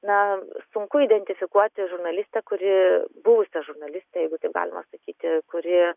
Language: Lithuanian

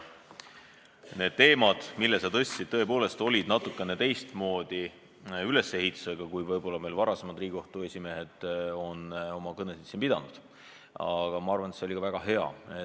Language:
Estonian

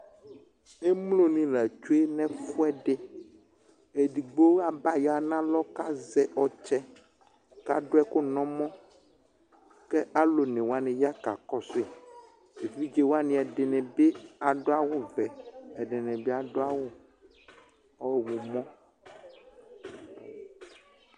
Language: Ikposo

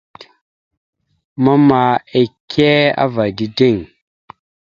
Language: Mada (Cameroon)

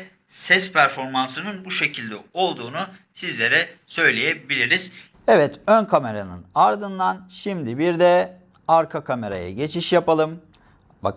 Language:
Turkish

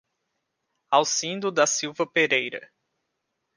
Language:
Portuguese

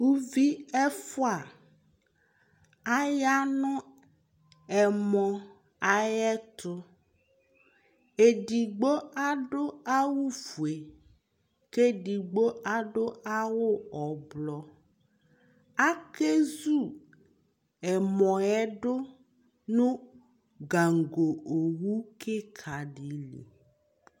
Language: Ikposo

